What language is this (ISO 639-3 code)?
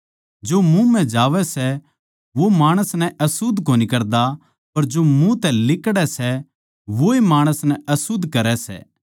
bgc